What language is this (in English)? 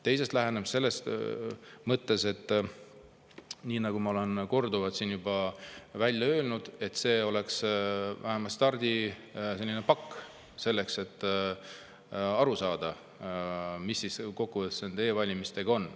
Estonian